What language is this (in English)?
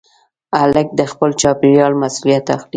Pashto